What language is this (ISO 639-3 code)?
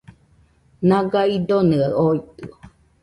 hux